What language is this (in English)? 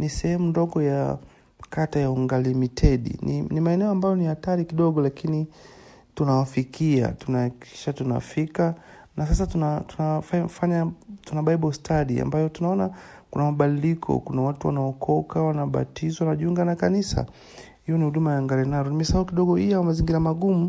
Swahili